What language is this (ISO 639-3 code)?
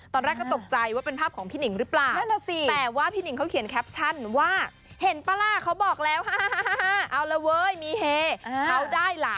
tha